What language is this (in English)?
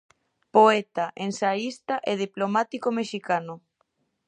Galician